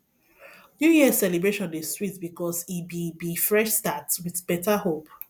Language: Nigerian Pidgin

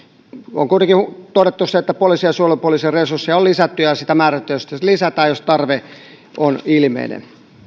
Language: Finnish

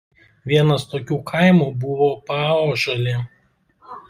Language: Lithuanian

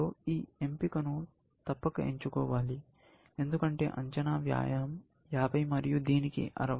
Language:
Telugu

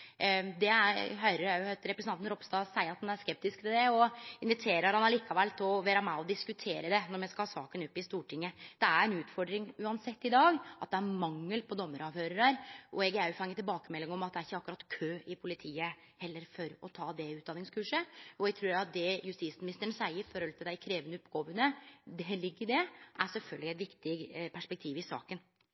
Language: Norwegian Nynorsk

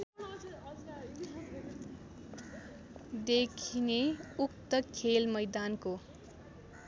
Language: Nepali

